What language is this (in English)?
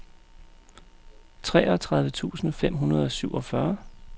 Danish